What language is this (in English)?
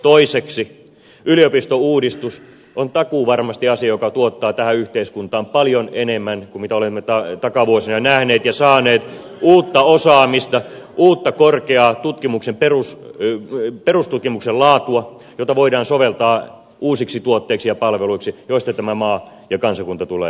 Finnish